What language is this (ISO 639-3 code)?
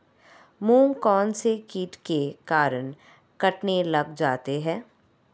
hin